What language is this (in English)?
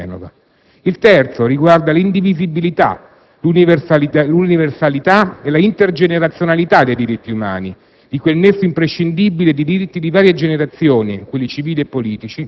Italian